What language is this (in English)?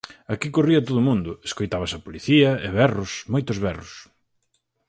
Galician